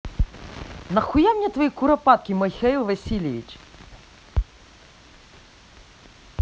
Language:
Russian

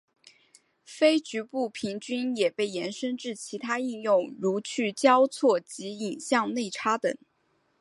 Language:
Chinese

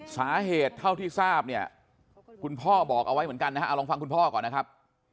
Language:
Thai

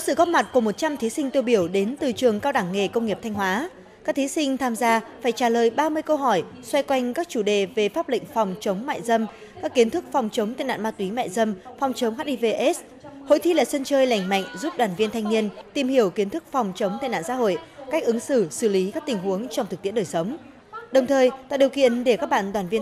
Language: Vietnamese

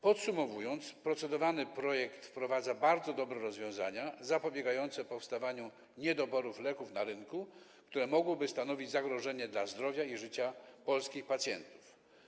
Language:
Polish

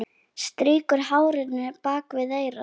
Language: Icelandic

